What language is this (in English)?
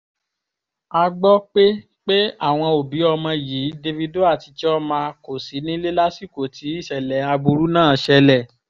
Yoruba